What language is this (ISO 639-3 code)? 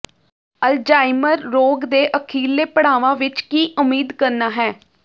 pan